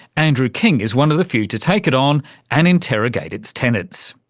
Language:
English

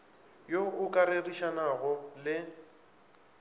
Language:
Northern Sotho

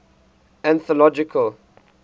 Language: English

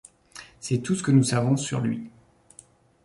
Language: French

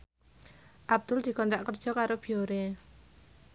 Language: Javanese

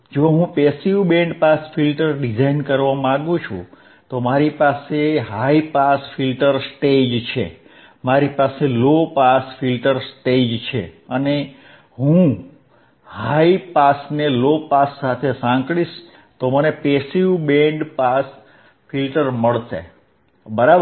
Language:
Gujarati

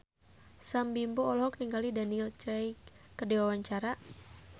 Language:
Sundanese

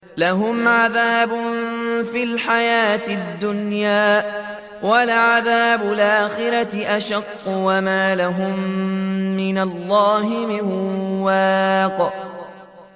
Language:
Arabic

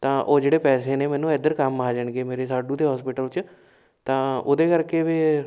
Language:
Punjabi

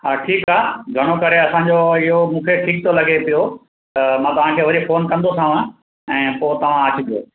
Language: Sindhi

